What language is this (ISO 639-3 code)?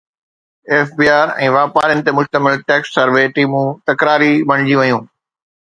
snd